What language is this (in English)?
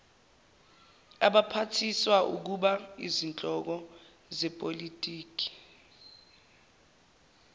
Zulu